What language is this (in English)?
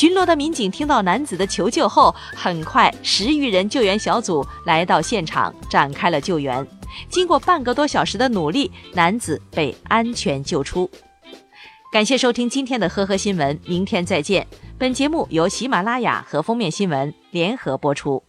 Chinese